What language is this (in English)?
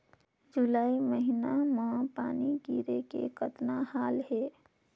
Chhattisgarhi